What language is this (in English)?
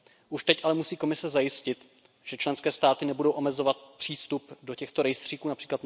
Czech